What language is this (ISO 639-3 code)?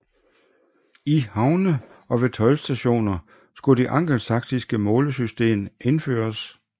dan